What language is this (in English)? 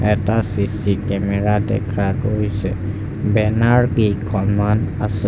Assamese